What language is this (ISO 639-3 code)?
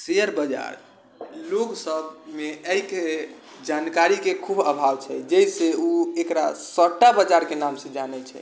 mai